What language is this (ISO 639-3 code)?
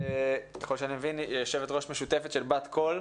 heb